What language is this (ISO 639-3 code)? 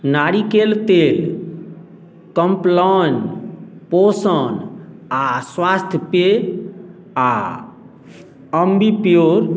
mai